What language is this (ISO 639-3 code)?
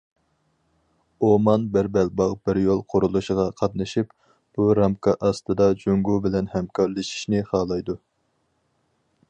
uig